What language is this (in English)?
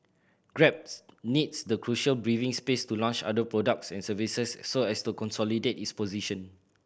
English